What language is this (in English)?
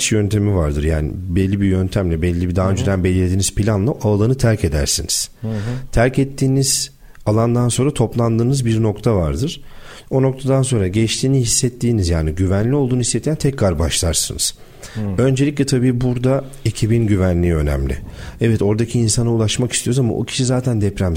Turkish